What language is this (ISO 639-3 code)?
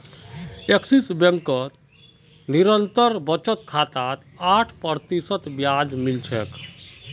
mag